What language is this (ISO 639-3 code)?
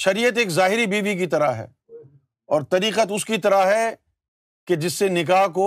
urd